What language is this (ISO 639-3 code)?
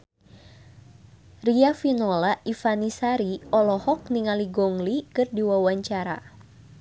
sun